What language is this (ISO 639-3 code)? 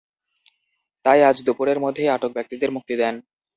ben